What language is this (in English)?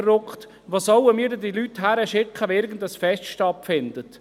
Swiss German